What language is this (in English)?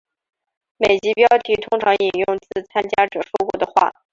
Chinese